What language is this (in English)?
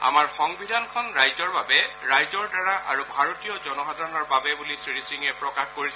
Assamese